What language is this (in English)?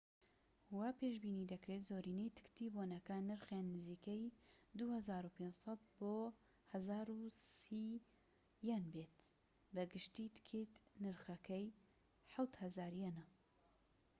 Central Kurdish